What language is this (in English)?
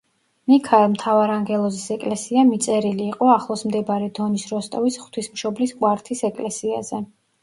Georgian